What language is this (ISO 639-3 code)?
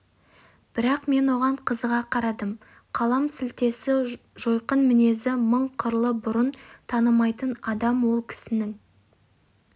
kaz